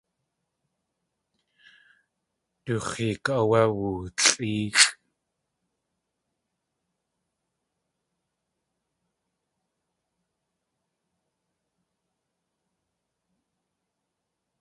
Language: Tlingit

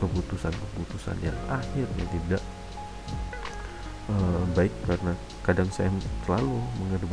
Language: Indonesian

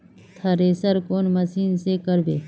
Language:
Magahi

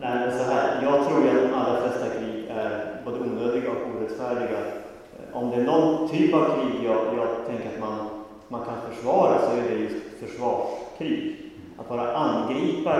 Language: Swedish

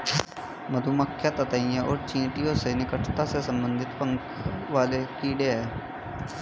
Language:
Hindi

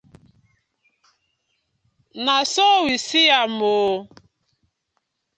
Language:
Nigerian Pidgin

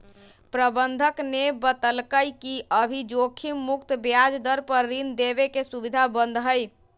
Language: Magahi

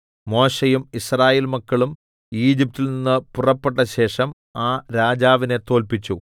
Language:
Malayalam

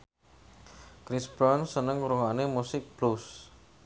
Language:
Javanese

